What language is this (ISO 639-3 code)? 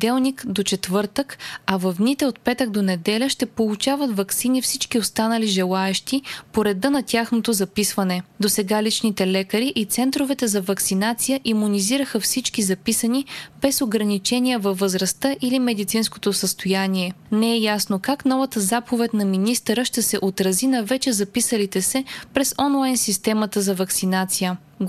bul